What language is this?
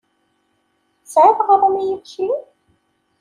Kabyle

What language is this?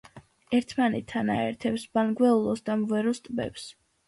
Georgian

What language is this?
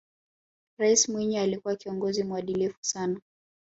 Swahili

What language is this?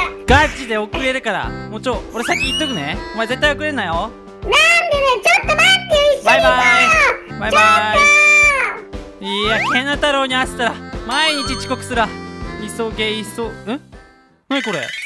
Japanese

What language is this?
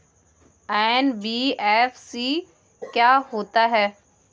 Hindi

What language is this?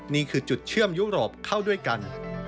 Thai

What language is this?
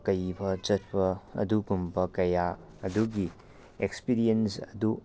Manipuri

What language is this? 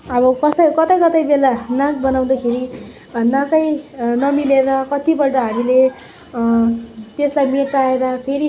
Nepali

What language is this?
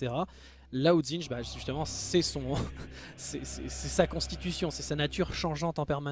French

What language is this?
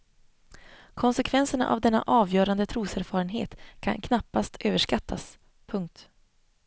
Swedish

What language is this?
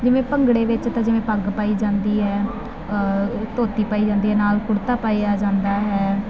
Punjabi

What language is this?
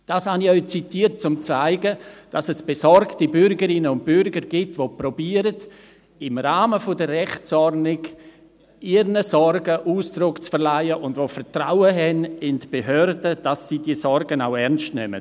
Swiss German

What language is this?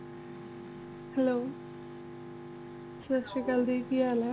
Punjabi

